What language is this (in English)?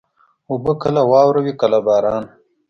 Pashto